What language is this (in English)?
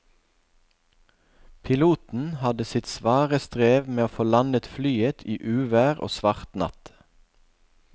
Norwegian